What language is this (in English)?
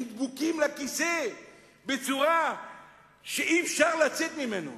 Hebrew